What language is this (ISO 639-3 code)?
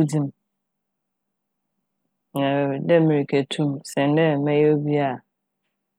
aka